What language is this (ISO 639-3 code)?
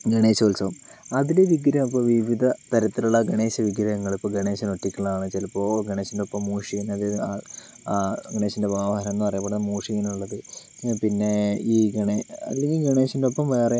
mal